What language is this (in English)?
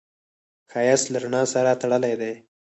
Pashto